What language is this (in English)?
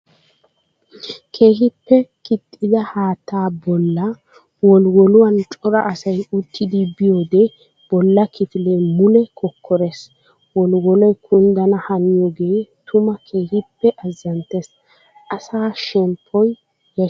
Wolaytta